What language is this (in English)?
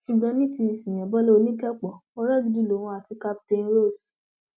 Yoruba